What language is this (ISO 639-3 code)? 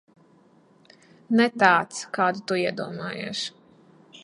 lav